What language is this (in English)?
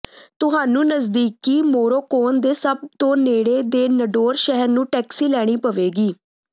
Punjabi